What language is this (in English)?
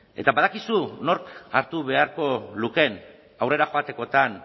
Basque